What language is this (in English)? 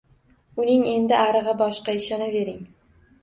Uzbek